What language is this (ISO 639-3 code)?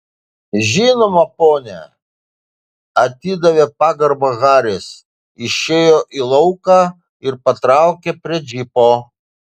lit